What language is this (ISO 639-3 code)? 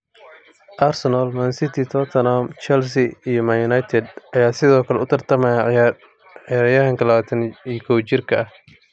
som